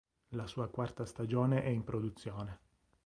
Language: Italian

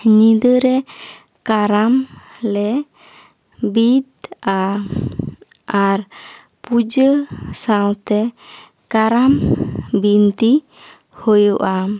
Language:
Santali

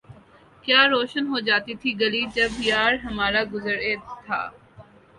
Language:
Urdu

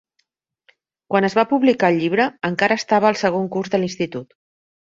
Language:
Catalan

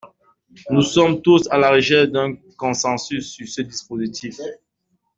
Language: French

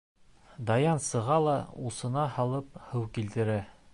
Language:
Bashkir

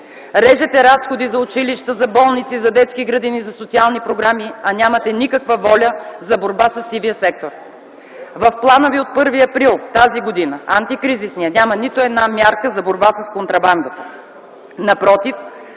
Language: Bulgarian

